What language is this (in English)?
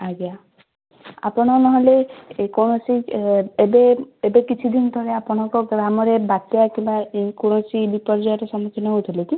Odia